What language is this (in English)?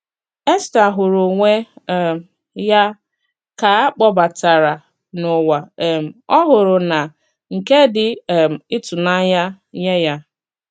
Igbo